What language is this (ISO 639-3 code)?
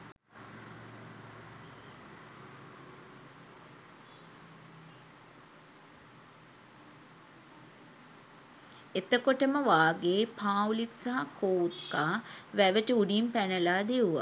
sin